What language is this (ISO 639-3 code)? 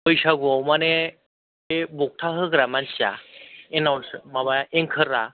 brx